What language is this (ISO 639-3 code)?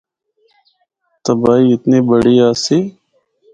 hno